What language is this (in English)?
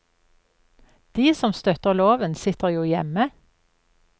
Norwegian